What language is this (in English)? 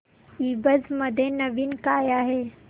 Marathi